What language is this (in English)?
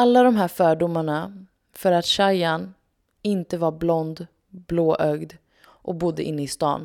Swedish